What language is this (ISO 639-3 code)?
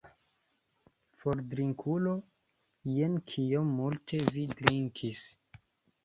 epo